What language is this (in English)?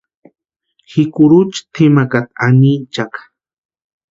Western Highland Purepecha